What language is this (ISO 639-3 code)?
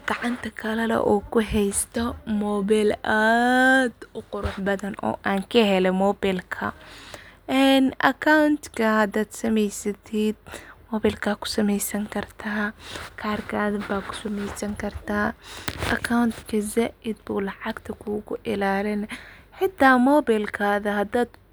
som